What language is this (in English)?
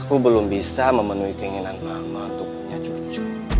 Indonesian